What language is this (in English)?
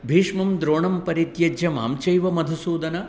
Sanskrit